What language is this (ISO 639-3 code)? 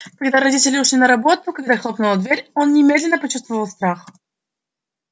rus